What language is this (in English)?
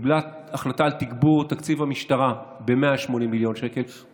Hebrew